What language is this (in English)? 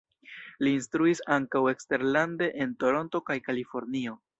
Esperanto